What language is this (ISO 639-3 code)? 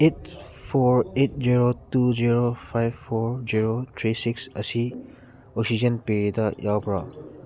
mni